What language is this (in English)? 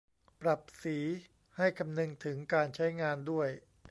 Thai